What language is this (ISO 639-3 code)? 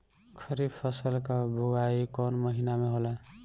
bho